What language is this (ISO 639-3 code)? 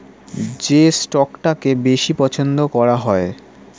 ben